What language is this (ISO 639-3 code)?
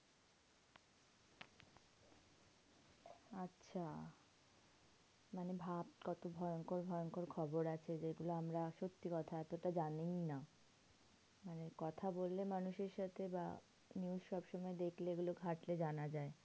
ben